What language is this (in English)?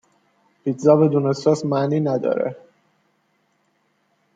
Persian